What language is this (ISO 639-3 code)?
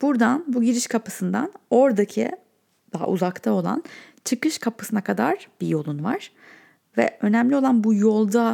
tur